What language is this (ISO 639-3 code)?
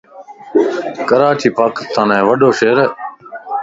lss